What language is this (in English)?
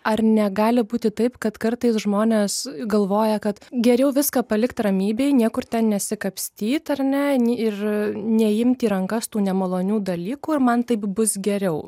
Lithuanian